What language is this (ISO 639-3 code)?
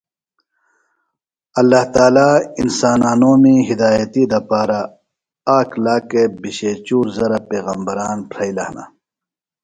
phl